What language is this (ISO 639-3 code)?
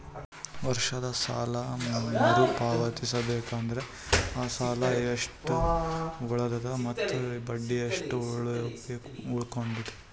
kan